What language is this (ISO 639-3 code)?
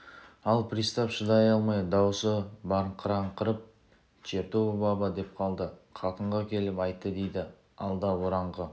kaz